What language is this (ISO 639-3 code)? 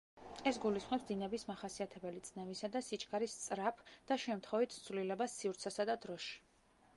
kat